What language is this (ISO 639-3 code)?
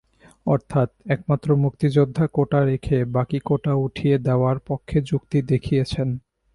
ben